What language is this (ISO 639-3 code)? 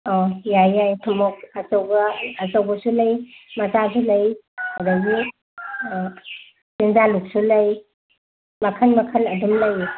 mni